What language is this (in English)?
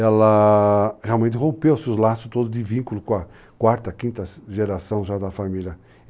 Portuguese